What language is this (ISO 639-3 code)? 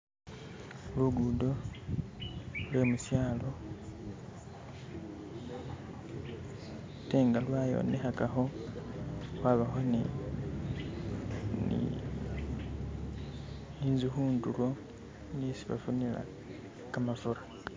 myx